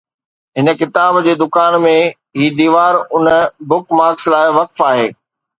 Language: Sindhi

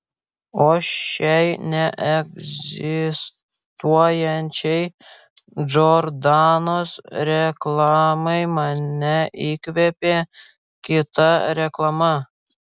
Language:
Lithuanian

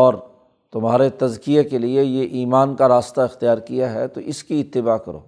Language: Urdu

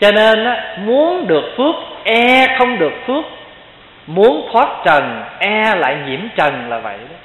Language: Vietnamese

